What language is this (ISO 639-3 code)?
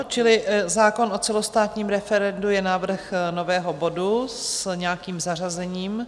ces